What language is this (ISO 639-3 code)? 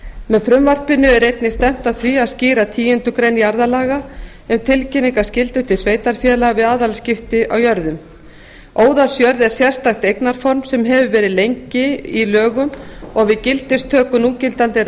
isl